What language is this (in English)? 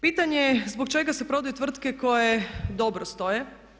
Croatian